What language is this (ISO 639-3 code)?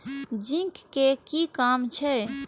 mai